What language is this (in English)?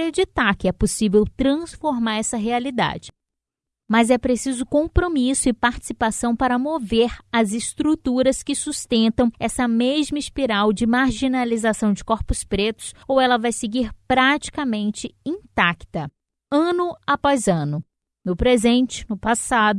Portuguese